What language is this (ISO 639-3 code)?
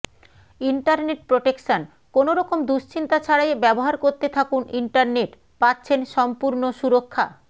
ben